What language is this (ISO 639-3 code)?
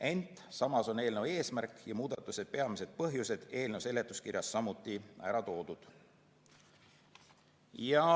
est